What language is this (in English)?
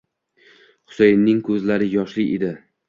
Uzbek